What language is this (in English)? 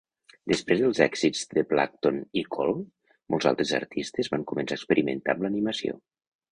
Catalan